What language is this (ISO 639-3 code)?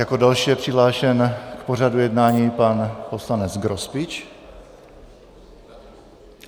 ces